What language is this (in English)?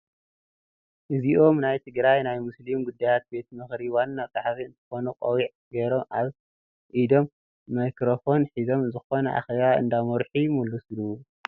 Tigrinya